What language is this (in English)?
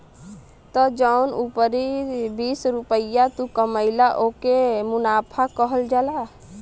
Bhojpuri